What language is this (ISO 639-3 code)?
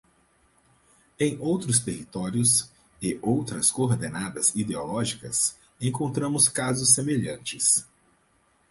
por